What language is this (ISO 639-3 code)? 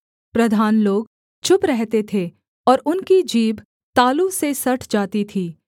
hin